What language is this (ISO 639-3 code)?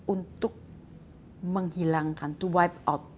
ind